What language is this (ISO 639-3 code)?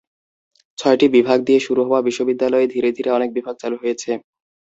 ben